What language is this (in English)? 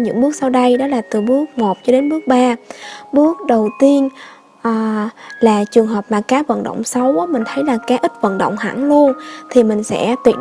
Vietnamese